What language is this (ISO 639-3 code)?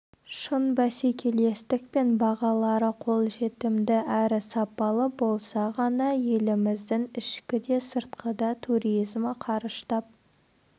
kaz